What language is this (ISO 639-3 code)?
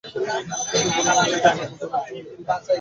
ben